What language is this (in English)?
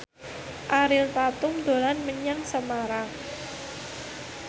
Javanese